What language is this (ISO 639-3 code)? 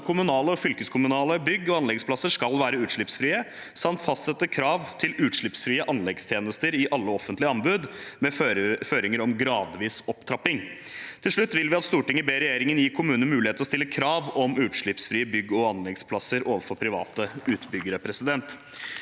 nor